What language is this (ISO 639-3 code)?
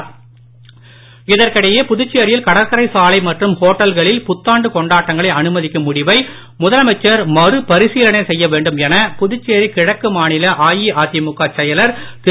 tam